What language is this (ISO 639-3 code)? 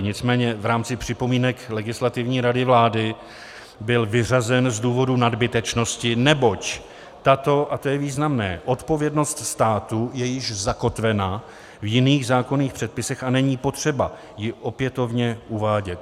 ces